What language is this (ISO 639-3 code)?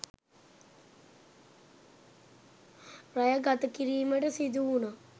sin